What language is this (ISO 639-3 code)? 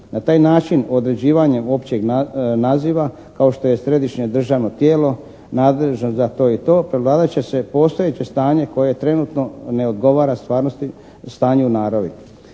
hrv